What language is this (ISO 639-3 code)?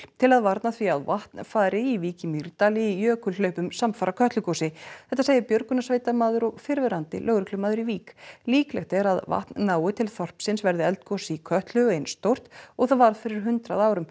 isl